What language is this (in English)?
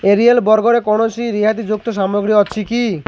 Odia